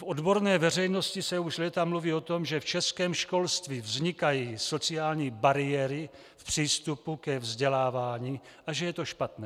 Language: Czech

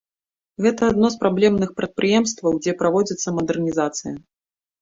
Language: Belarusian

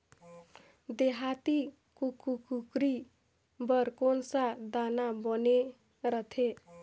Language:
Chhattisgarhi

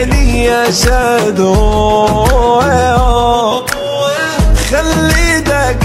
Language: Arabic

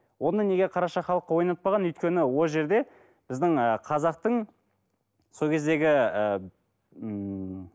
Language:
Kazakh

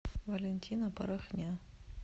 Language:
Russian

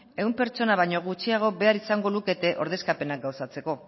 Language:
Basque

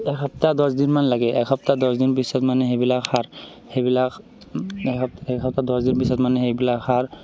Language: Assamese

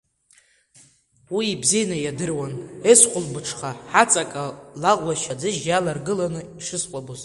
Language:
Abkhazian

